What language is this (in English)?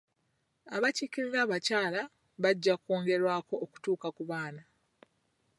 Ganda